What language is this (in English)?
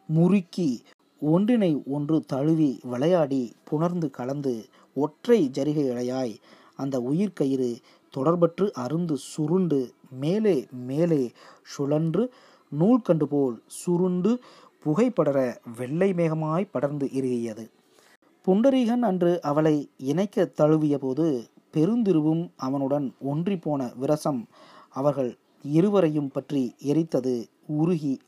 Tamil